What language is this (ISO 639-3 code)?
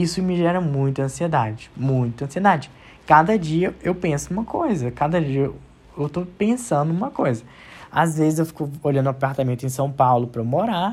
por